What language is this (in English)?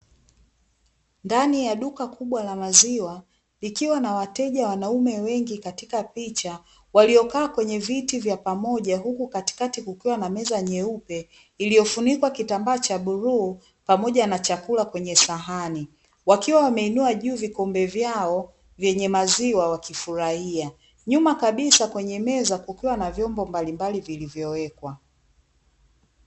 Swahili